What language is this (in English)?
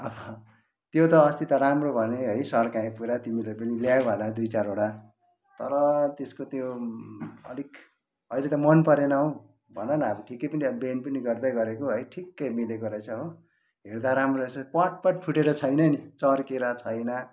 Nepali